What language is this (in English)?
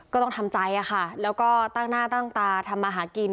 Thai